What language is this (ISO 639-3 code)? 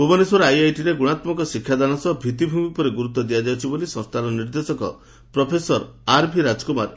ori